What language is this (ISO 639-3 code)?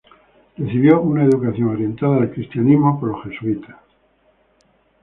spa